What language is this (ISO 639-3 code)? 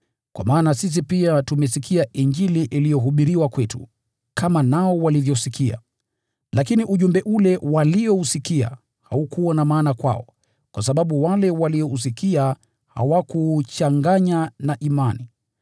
swa